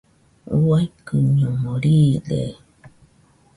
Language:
Nüpode Huitoto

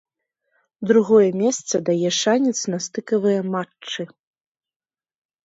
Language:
Belarusian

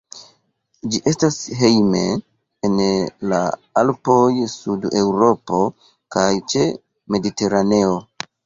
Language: Esperanto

